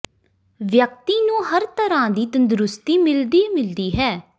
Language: Punjabi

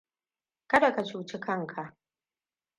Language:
Hausa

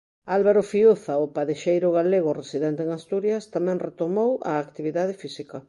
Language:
Galician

